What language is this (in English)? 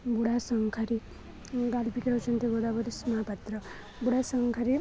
Odia